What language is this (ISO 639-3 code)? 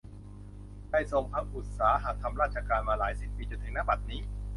tha